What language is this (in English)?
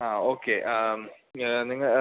Malayalam